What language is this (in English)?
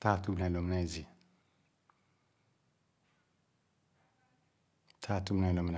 Khana